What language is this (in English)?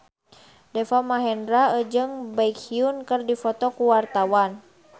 Sundanese